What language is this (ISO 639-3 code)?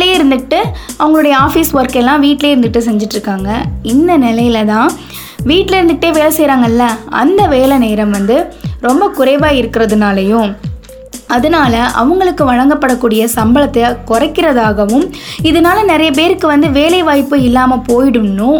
tam